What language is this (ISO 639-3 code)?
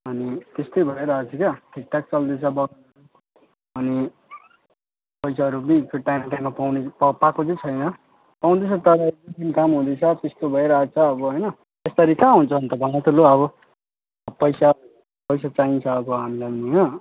nep